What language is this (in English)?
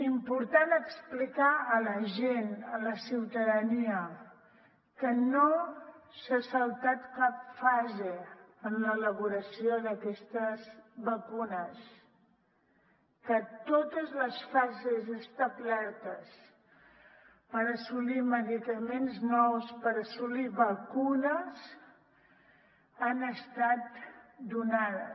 Catalan